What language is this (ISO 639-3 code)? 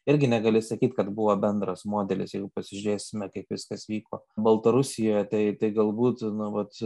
lit